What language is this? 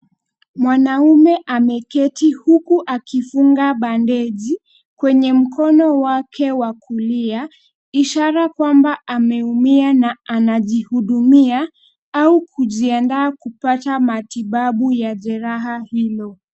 Swahili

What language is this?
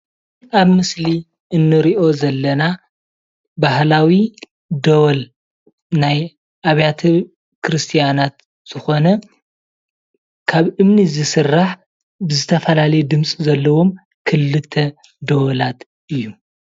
Tigrinya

